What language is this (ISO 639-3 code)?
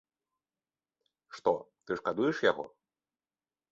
bel